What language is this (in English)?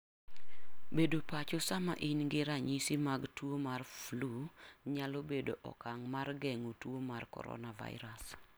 Luo (Kenya and Tanzania)